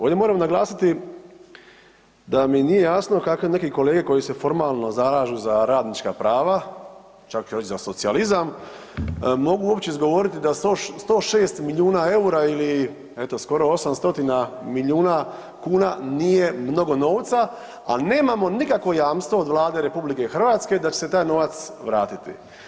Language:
Croatian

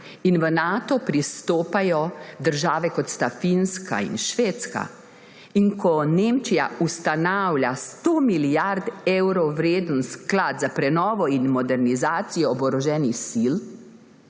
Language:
Slovenian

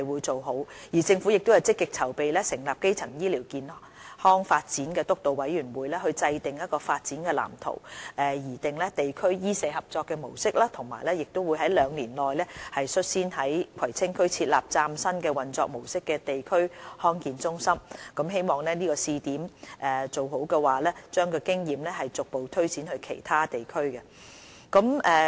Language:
Cantonese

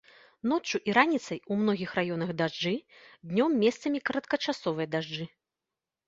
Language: Belarusian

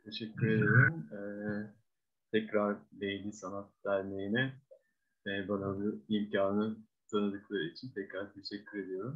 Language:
Turkish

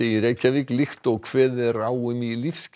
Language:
Icelandic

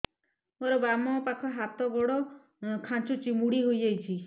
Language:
Odia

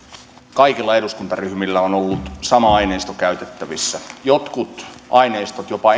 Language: Finnish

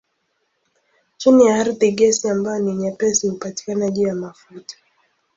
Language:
Swahili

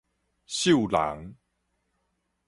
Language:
Min Nan Chinese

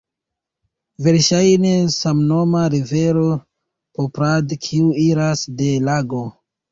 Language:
Esperanto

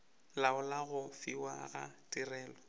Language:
Northern Sotho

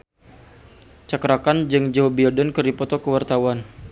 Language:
Sundanese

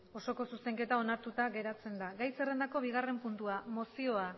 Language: Basque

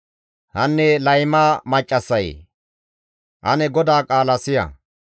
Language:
Gamo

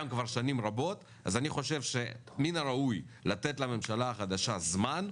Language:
Hebrew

